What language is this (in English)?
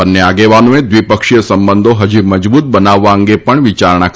Gujarati